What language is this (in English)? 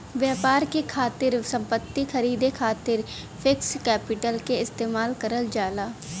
Bhojpuri